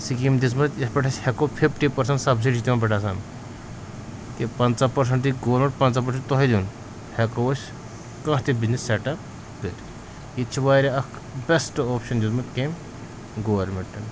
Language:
Kashmiri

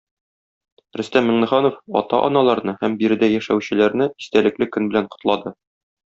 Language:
Tatar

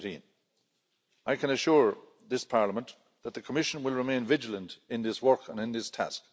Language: English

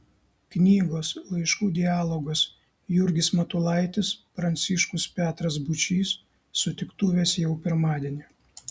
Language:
Lithuanian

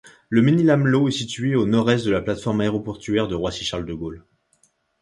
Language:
French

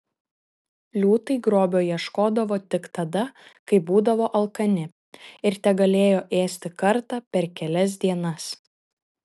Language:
Lithuanian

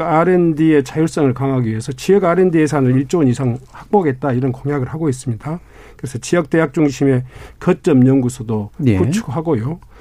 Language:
Korean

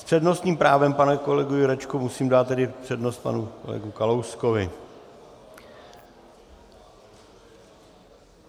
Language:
Czech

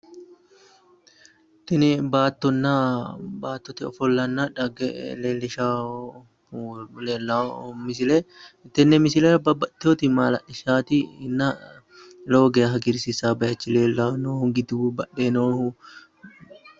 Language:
Sidamo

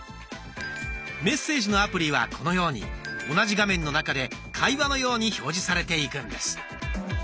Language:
Japanese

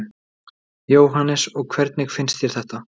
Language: Icelandic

